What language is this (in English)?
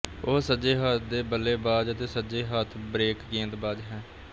Punjabi